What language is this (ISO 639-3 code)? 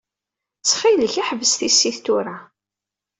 kab